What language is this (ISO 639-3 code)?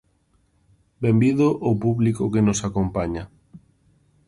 glg